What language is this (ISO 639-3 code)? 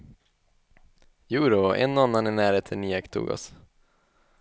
swe